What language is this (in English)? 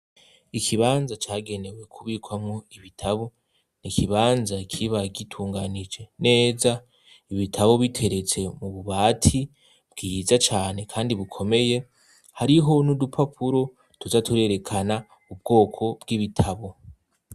Rundi